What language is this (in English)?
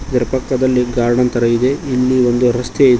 Kannada